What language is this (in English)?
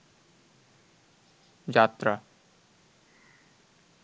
Bangla